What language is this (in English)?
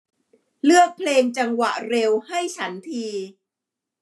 Thai